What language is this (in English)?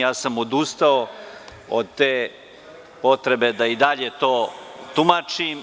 Serbian